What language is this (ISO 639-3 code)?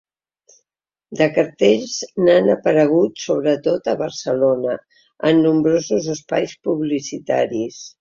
cat